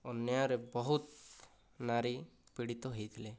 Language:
Odia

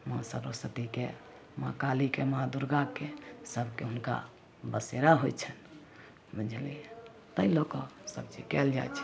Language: Maithili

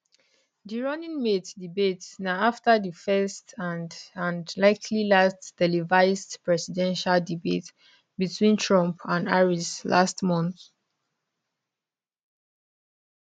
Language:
Nigerian Pidgin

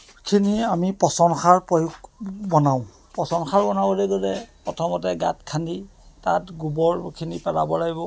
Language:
Assamese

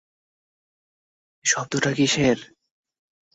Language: Bangla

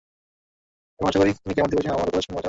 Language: Bangla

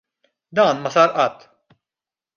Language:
Maltese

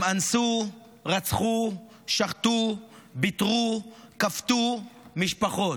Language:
Hebrew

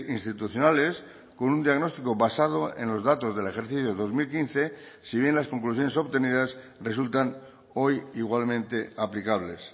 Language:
Spanish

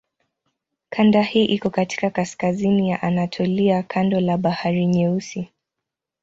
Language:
Swahili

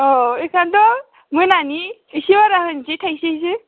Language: Bodo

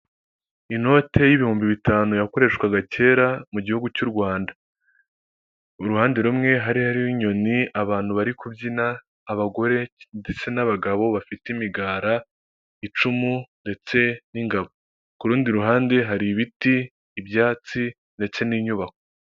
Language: Kinyarwanda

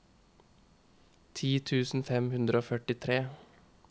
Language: Norwegian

